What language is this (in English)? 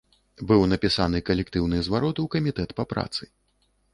Belarusian